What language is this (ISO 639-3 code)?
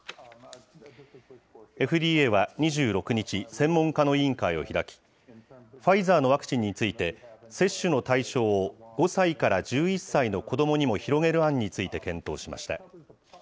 jpn